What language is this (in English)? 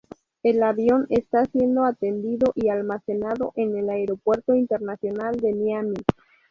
Spanish